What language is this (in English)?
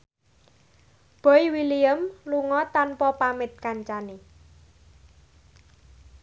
Javanese